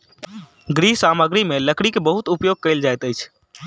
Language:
Maithili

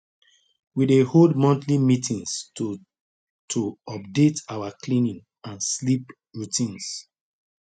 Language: Nigerian Pidgin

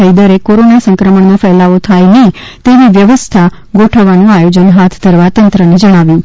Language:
Gujarati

